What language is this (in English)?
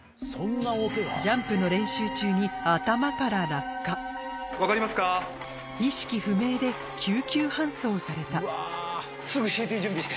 Japanese